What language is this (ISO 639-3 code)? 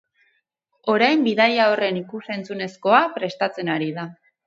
eus